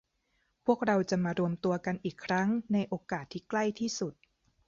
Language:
Thai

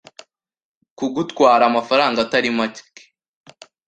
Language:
Kinyarwanda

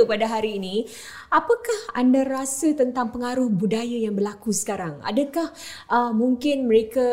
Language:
Malay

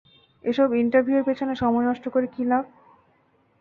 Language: Bangla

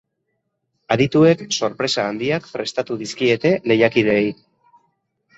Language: Basque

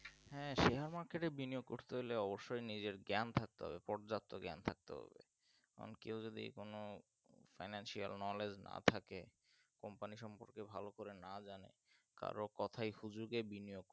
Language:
Bangla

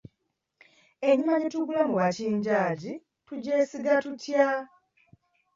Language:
Ganda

